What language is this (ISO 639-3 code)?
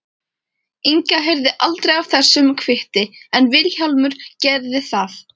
isl